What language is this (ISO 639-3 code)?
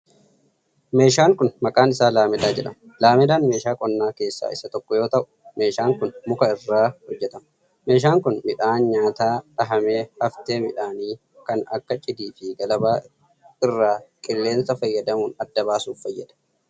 orm